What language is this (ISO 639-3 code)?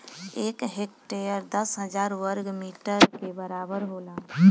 bho